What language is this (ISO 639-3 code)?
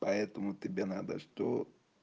rus